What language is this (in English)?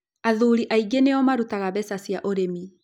Kikuyu